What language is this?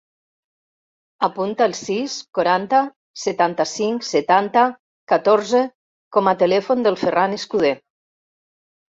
Catalan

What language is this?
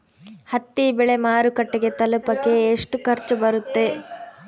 Kannada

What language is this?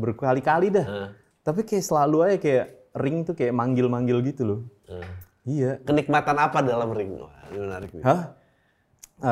Indonesian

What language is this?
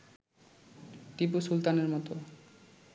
Bangla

